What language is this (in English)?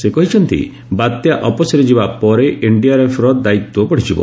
Odia